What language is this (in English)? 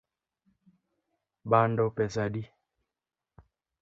Luo (Kenya and Tanzania)